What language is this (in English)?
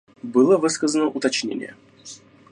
Russian